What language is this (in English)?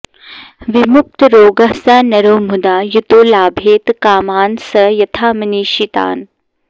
Sanskrit